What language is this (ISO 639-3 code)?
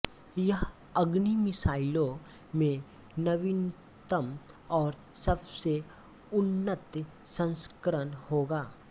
hin